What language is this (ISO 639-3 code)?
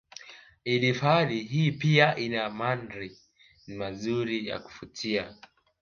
swa